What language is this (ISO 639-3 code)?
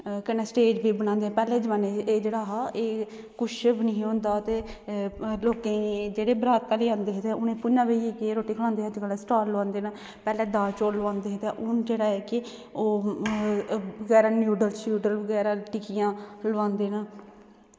doi